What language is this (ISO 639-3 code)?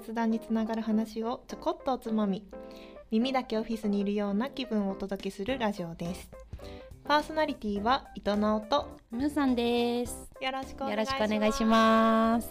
jpn